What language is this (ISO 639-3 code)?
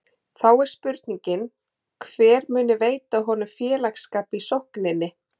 isl